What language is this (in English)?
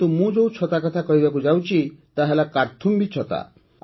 Odia